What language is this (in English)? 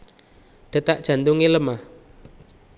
Javanese